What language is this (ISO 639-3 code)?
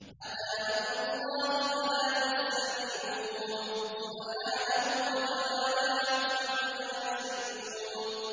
ara